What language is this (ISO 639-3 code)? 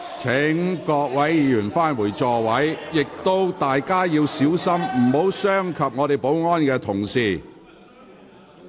yue